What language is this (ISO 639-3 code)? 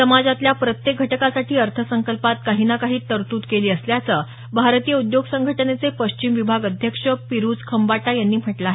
mar